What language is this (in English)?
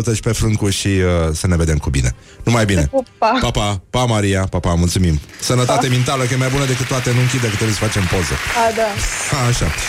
Romanian